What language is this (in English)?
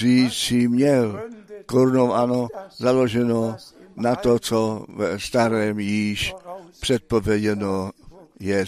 Czech